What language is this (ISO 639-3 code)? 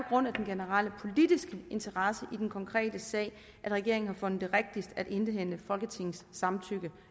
dan